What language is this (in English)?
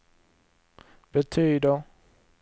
Swedish